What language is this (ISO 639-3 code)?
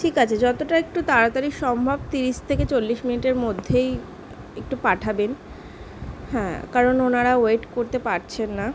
ben